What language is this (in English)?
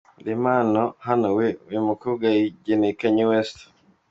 Kinyarwanda